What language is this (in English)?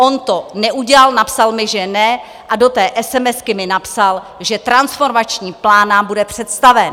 Czech